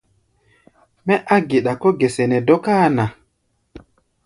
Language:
Gbaya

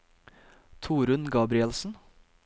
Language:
Norwegian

